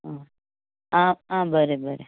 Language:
Konkani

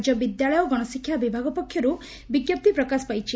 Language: Odia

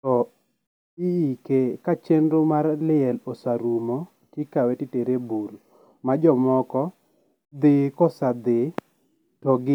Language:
Luo (Kenya and Tanzania)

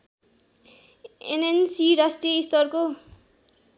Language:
Nepali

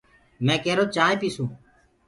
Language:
Gurgula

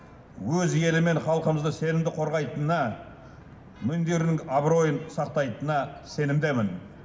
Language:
Kazakh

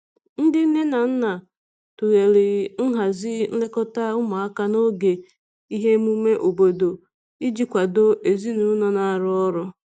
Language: Igbo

